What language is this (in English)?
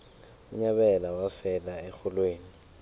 South Ndebele